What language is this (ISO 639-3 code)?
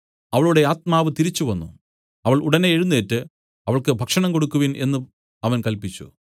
mal